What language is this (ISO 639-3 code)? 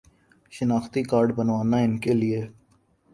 urd